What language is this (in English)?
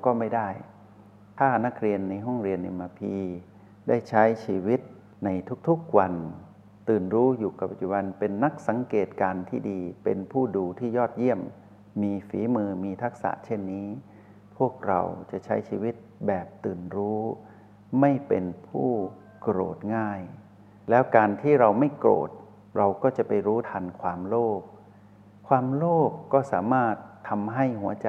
Thai